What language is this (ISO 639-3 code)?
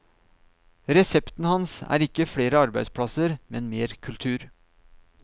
nor